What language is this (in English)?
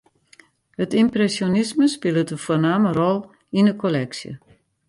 Western Frisian